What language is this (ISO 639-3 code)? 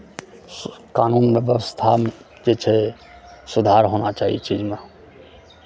mai